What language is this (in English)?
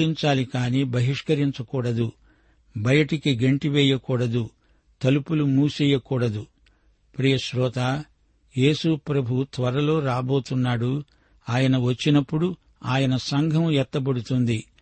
Telugu